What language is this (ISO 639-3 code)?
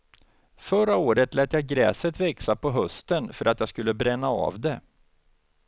swe